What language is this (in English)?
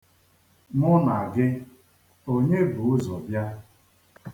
Igbo